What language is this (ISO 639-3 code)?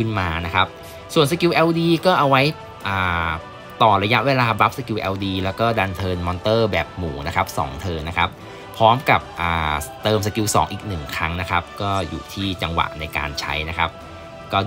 tha